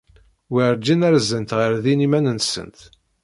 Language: Kabyle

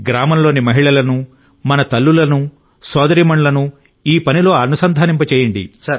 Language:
Telugu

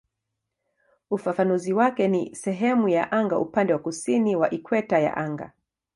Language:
Swahili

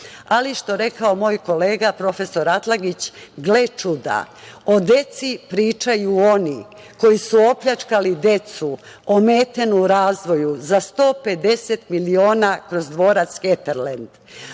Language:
Serbian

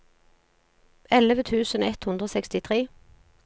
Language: Norwegian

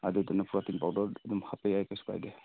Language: Manipuri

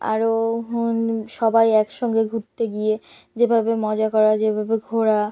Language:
Bangla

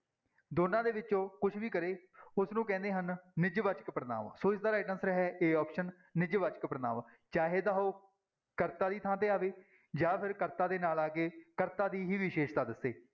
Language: Punjabi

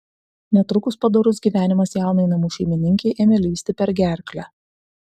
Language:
Lithuanian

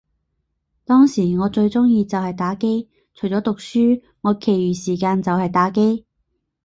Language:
Cantonese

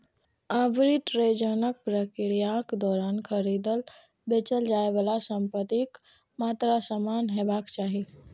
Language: Maithili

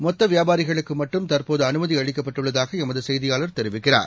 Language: Tamil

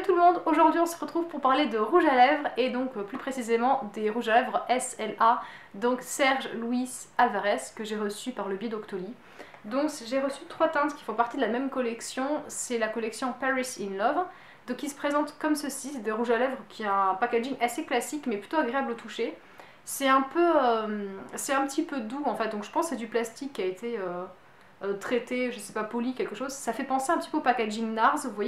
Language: French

